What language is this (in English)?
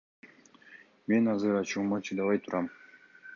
Kyrgyz